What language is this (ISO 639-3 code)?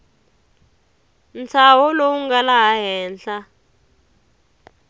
tso